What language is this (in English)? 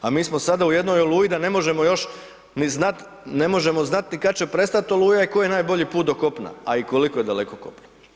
Croatian